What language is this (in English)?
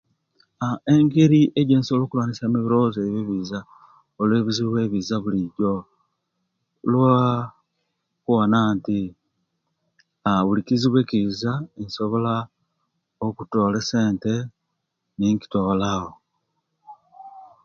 Kenyi